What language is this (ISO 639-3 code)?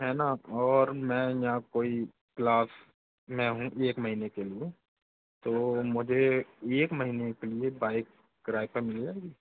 hin